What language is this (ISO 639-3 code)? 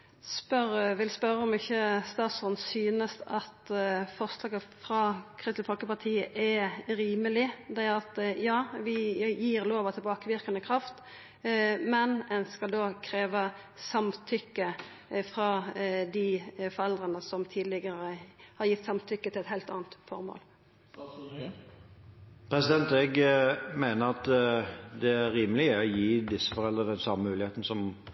nor